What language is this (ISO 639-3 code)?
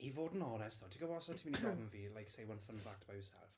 cym